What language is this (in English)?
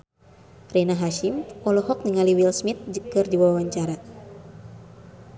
Sundanese